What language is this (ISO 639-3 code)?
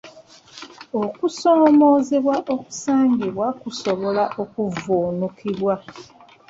lug